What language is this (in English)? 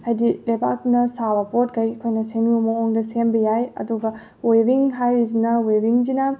Manipuri